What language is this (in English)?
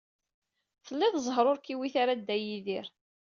Kabyle